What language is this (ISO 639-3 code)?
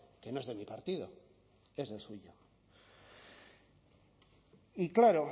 spa